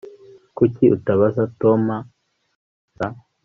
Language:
Kinyarwanda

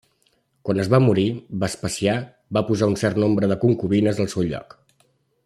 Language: Catalan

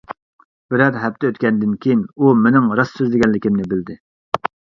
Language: Uyghur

